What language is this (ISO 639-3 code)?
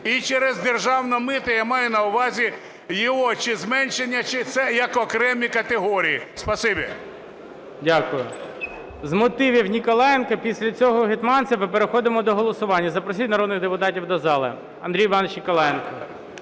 ukr